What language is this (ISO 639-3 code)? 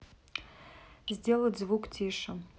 rus